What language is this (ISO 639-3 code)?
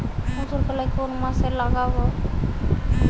ben